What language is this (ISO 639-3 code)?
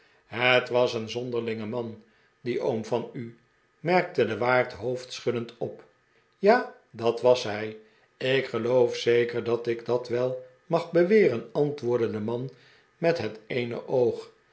nld